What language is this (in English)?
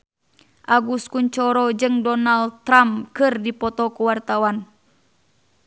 Sundanese